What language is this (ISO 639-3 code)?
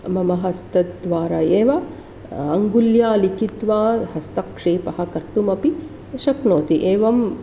san